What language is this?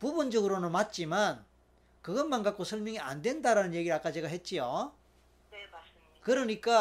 Korean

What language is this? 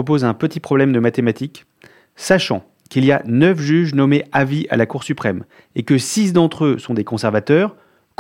French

